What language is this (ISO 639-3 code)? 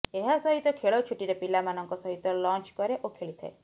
ori